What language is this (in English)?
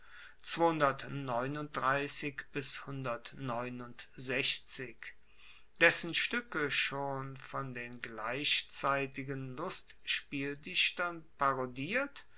German